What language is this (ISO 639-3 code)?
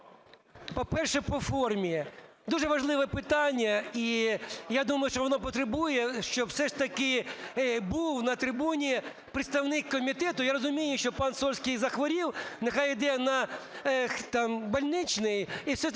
ukr